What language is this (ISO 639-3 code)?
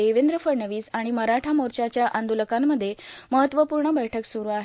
mar